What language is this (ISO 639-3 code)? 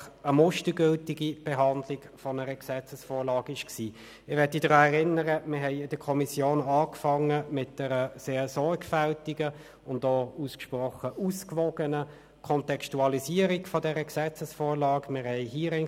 gsw